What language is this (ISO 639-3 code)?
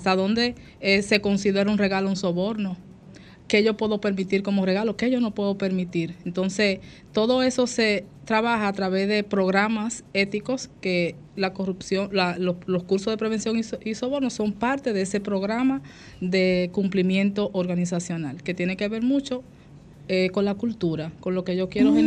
spa